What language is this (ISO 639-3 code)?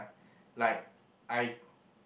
eng